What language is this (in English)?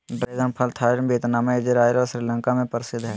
Magahi